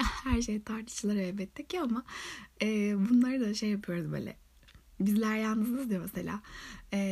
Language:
Turkish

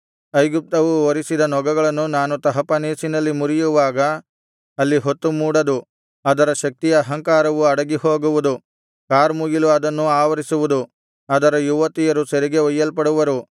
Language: Kannada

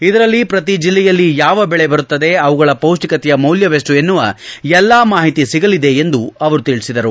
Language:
Kannada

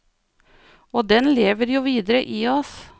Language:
Norwegian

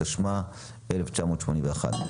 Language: Hebrew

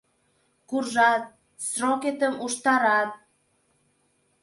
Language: Mari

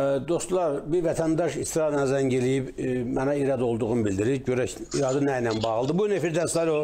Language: Turkish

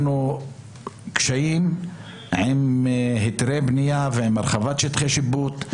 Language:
Hebrew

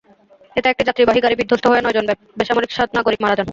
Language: Bangla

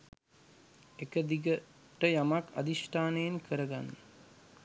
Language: Sinhala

